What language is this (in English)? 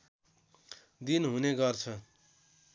Nepali